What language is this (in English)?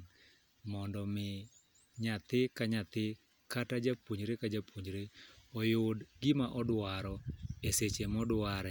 Luo (Kenya and Tanzania)